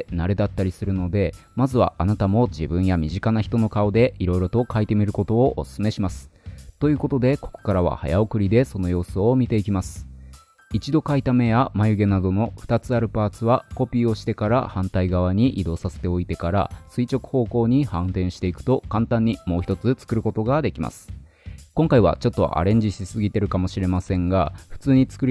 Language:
Japanese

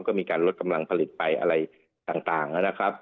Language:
Thai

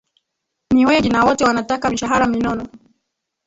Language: Swahili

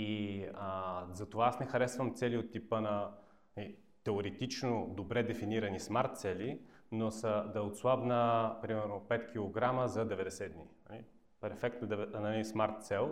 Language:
Bulgarian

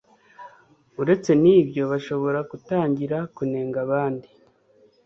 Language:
Kinyarwanda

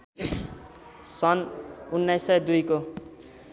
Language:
Nepali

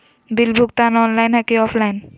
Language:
Magahi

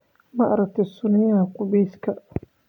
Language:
Somali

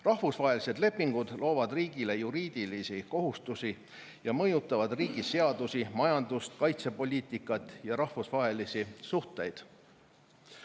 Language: Estonian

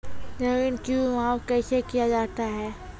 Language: Maithili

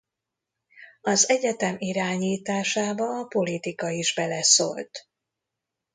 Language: Hungarian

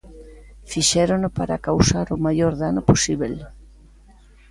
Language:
Galician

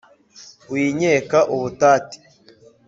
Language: Kinyarwanda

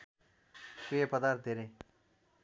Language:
Nepali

